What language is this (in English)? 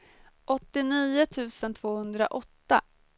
Swedish